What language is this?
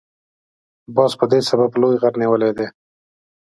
Pashto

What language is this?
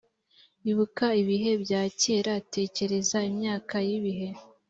Kinyarwanda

